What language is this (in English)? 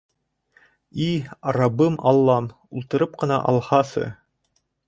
Bashkir